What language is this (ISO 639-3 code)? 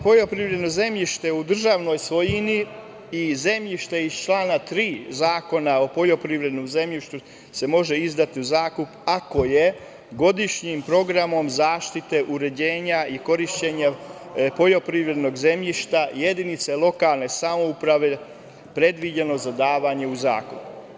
srp